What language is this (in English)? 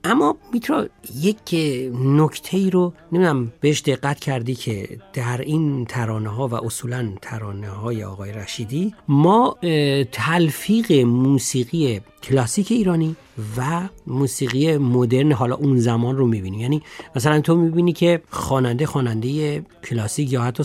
Persian